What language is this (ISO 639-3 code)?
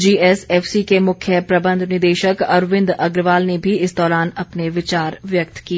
hin